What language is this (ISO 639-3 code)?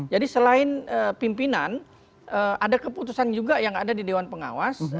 ind